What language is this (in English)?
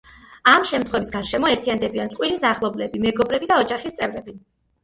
Georgian